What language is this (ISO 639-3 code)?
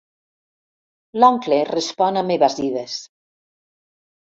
cat